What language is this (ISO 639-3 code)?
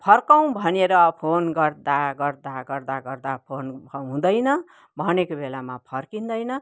nep